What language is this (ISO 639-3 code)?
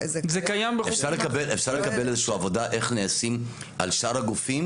heb